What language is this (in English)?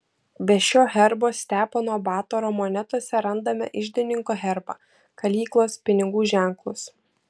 Lithuanian